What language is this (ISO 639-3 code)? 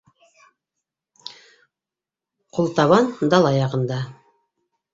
bak